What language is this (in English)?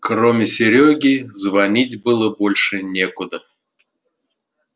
Russian